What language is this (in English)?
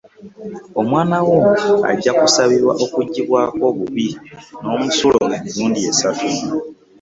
Ganda